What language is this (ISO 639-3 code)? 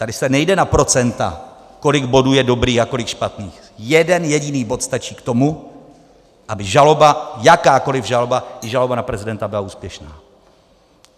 ces